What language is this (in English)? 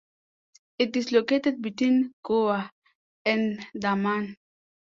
English